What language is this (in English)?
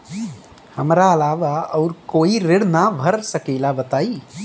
Bhojpuri